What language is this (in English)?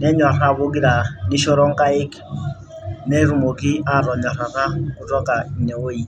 Masai